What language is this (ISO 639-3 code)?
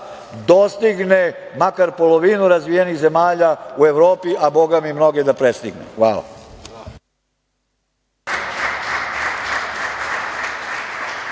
srp